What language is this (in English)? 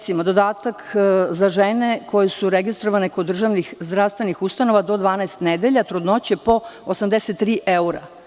Serbian